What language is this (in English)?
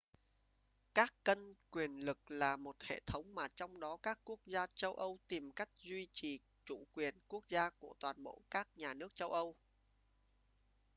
Vietnamese